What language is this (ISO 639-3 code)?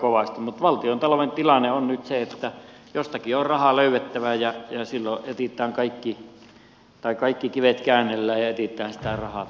fin